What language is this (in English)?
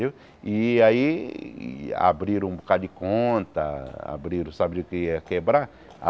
Portuguese